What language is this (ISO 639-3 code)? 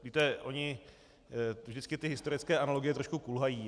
ces